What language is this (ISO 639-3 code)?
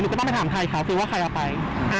tha